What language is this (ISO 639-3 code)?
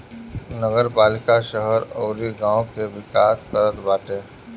bho